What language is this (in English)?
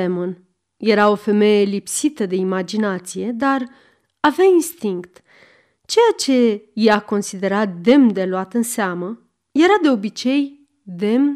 Romanian